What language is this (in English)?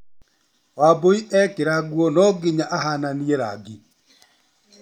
Kikuyu